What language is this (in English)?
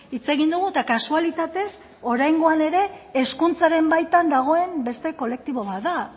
Basque